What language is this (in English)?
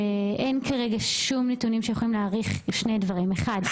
Hebrew